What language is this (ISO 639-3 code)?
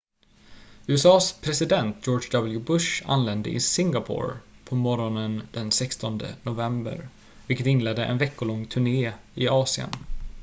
swe